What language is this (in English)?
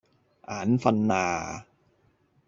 Cantonese